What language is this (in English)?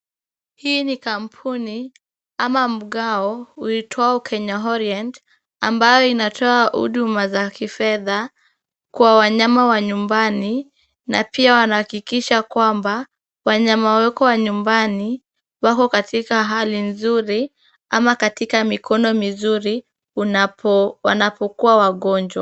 Swahili